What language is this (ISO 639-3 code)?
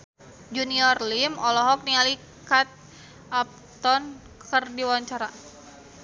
sun